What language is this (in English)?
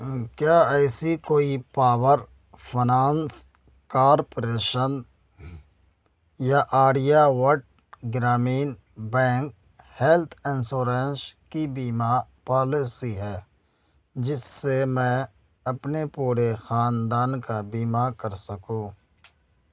Urdu